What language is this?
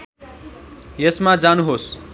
Nepali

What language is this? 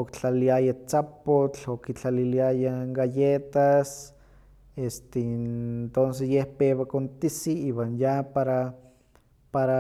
Huaxcaleca Nahuatl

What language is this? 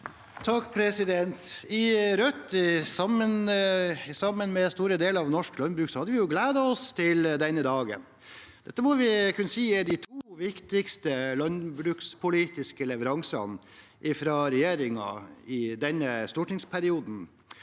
Norwegian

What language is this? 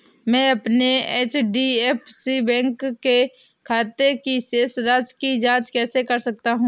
Hindi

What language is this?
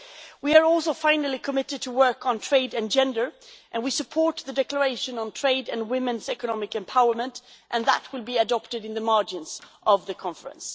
English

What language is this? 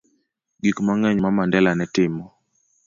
Luo (Kenya and Tanzania)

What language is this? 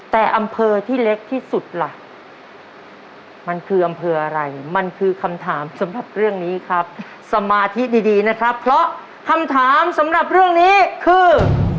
Thai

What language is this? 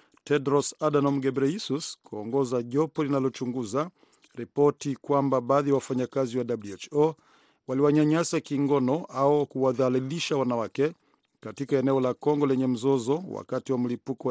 Swahili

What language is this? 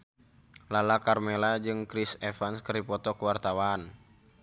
Sundanese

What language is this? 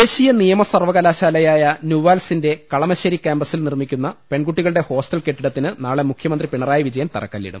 Malayalam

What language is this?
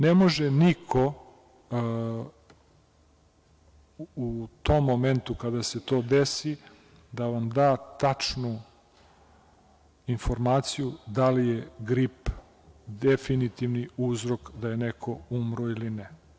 Serbian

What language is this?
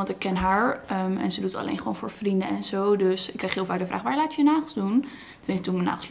Dutch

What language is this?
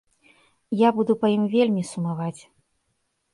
Belarusian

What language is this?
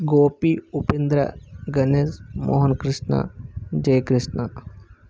Telugu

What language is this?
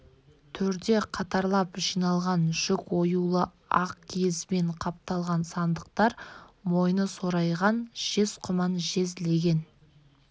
Kazakh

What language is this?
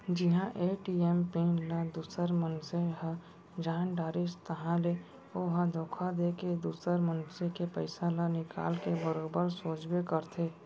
Chhattisgarhi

